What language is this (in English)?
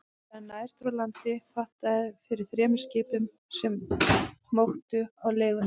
Icelandic